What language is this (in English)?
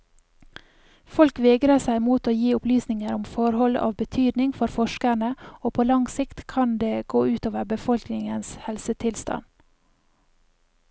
Norwegian